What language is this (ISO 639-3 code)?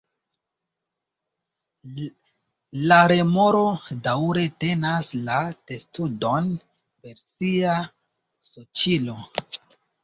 epo